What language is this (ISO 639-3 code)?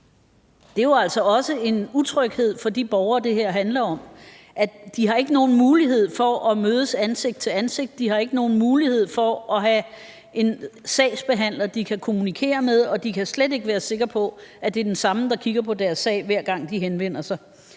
dan